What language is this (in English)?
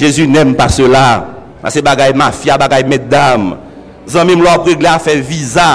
French